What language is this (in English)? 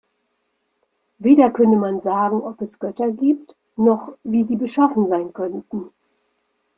German